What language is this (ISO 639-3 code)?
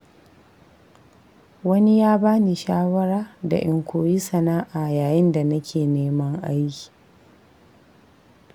hau